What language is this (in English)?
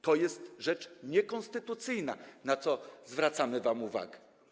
Polish